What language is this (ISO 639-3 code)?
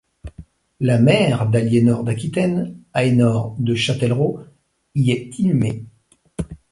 fra